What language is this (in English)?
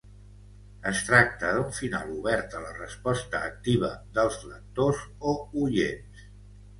Catalan